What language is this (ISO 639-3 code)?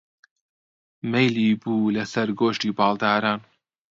ckb